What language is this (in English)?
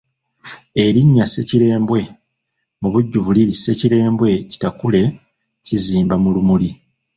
Ganda